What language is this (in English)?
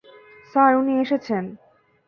Bangla